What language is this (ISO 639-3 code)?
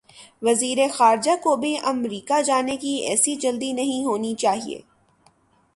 urd